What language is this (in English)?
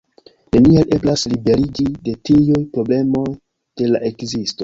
Esperanto